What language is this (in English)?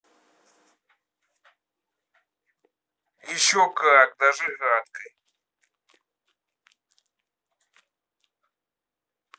Russian